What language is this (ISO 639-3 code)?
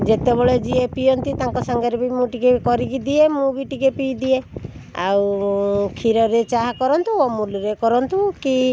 ori